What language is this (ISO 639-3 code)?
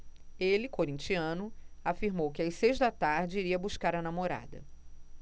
por